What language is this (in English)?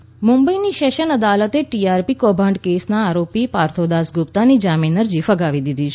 Gujarati